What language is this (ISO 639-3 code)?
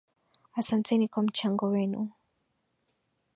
swa